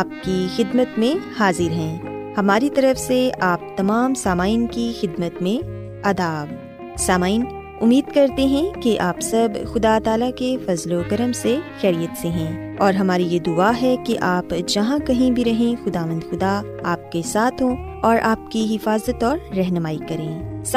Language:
Urdu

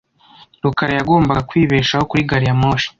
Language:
Kinyarwanda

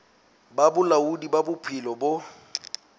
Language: Southern Sotho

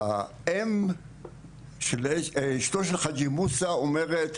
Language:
Hebrew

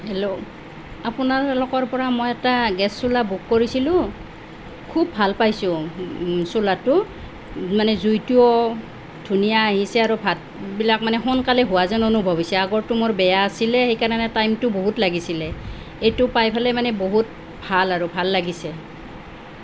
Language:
Assamese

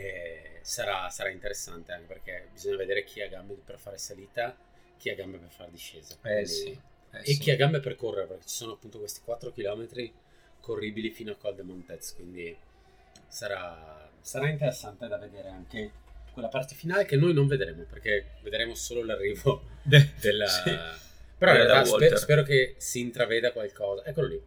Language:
Italian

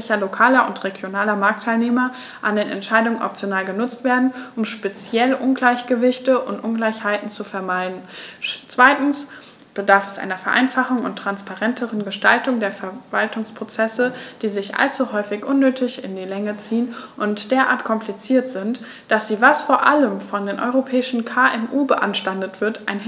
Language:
German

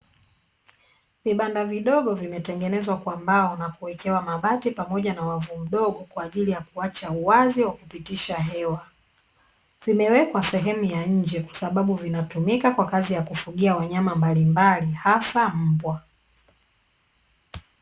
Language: Swahili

